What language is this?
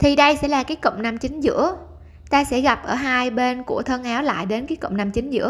Vietnamese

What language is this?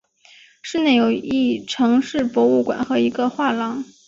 Chinese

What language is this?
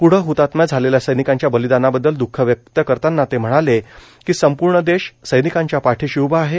Marathi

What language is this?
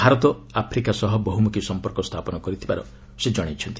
Odia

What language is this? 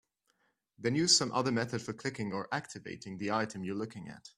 English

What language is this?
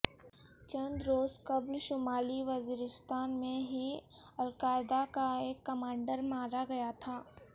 Urdu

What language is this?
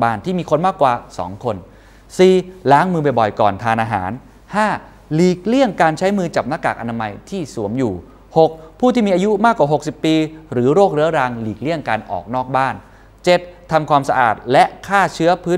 Thai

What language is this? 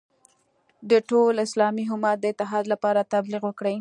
Pashto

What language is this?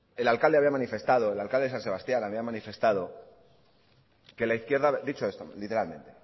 Spanish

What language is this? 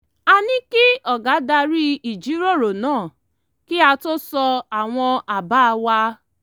Yoruba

